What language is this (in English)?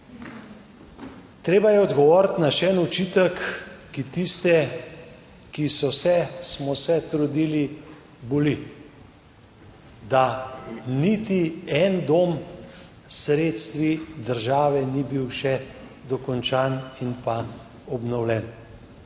Slovenian